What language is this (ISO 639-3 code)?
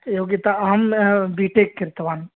san